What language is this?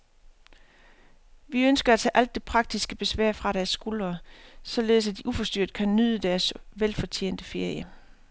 Danish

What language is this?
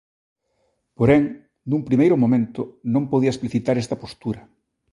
Galician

